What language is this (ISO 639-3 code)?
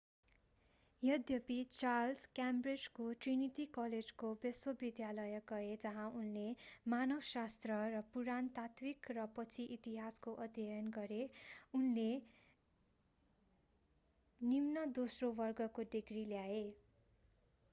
nep